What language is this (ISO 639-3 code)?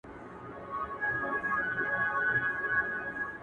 pus